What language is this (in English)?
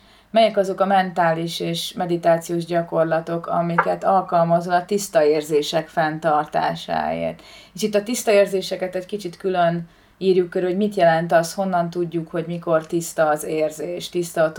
Hungarian